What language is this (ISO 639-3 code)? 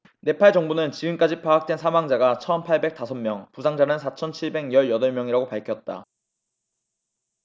kor